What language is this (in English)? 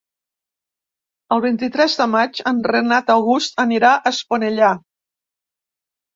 Catalan